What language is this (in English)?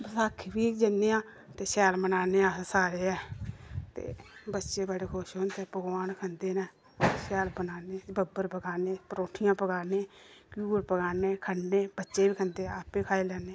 Dogri